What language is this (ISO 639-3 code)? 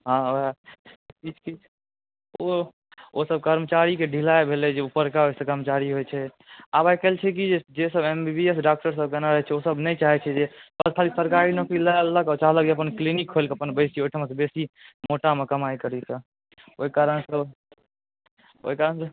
mai